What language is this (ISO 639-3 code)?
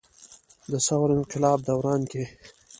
pus